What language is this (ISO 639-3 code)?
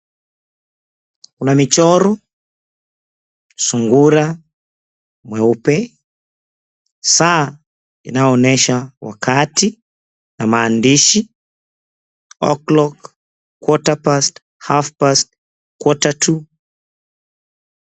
swa